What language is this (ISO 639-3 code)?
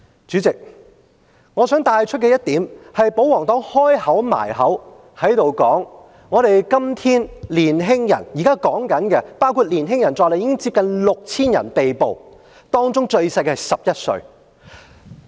yue